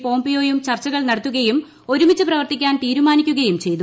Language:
Malayalam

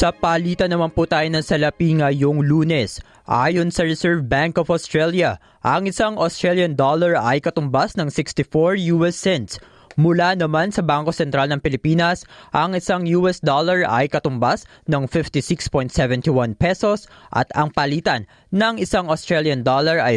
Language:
Filipino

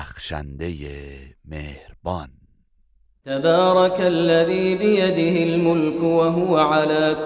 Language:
Persian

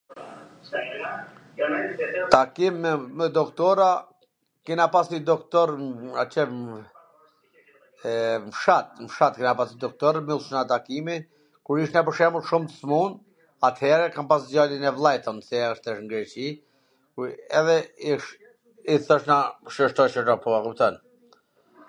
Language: Gheg Albanian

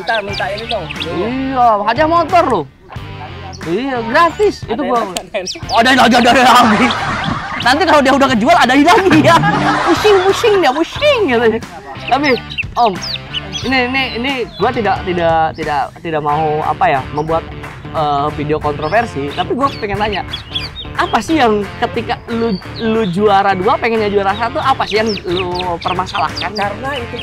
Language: Indonesian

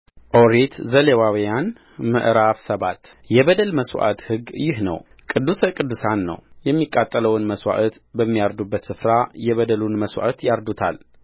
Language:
Amharic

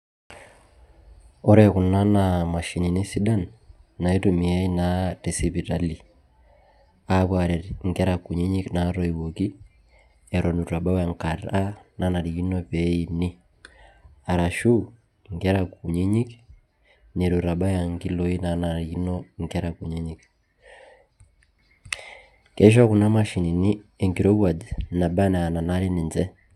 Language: Masai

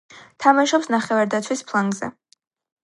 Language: Georgian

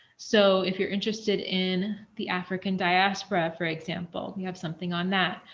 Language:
English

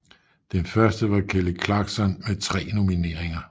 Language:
Danish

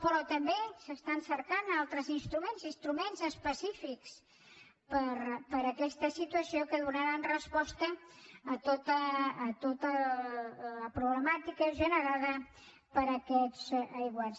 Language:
Catalan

